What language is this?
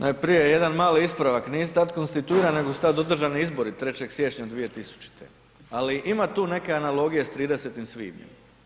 Croatian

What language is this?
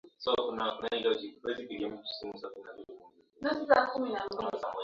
Swahili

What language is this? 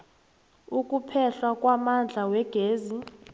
South Ndebele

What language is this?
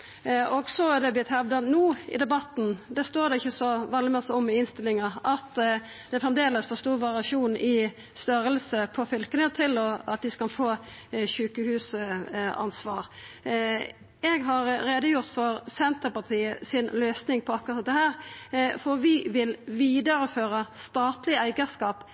Norwegian Nynorsk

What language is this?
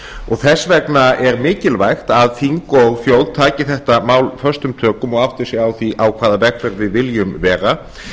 Icelandic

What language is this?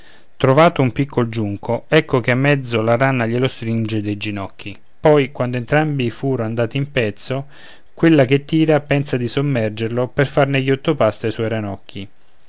Italian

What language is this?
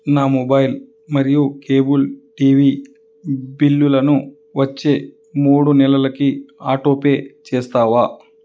Telugu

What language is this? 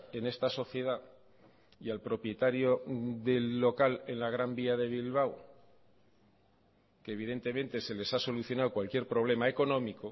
Spanish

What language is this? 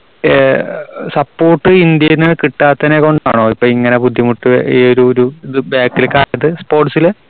Malayalam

